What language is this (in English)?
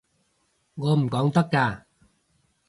Cantonese